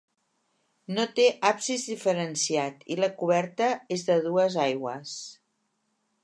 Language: Catalan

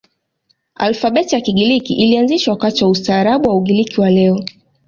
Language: Swahili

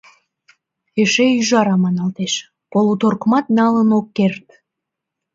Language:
Mari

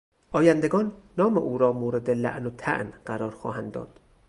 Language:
Persian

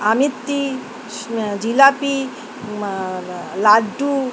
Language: Bangla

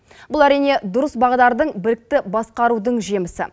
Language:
Kazakh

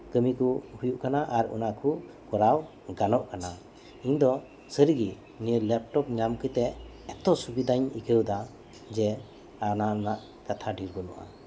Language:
Santali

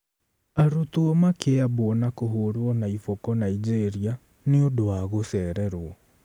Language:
Kikuyu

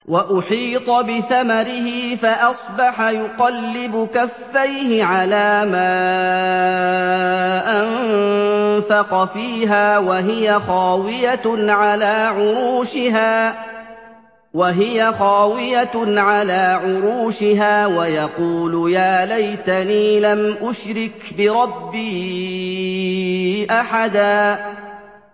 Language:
Arabic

